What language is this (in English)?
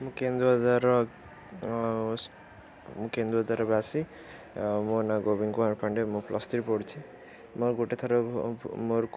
Odia